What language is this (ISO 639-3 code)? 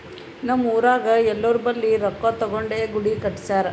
kan